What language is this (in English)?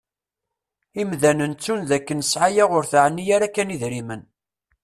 Kabyle